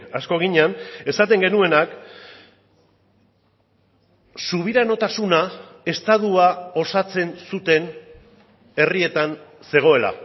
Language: Basque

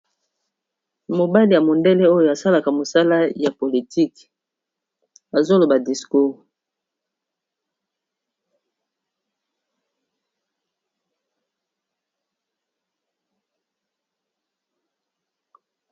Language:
Lingala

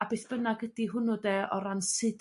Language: Welsh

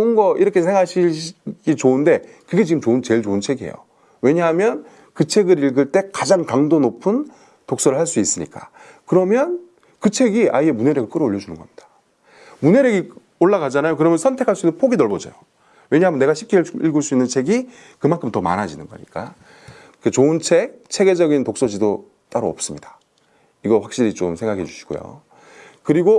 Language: Korean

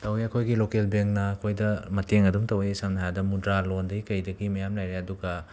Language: Manipuri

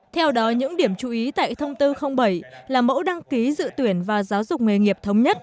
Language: Vietnamese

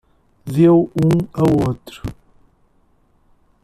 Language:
Portuguese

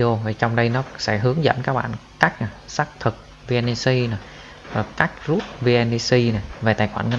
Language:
Vietnamese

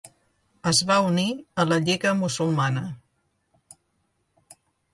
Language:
Catalan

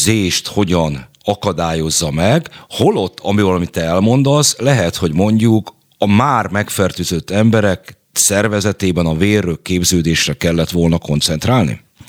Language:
Hungarian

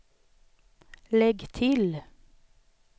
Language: Swedish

